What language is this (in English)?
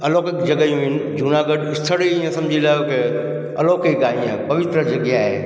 Sindhi